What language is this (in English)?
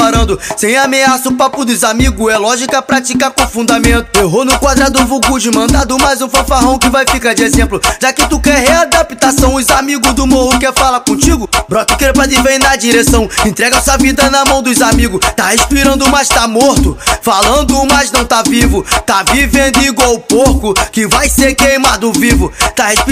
Portuguese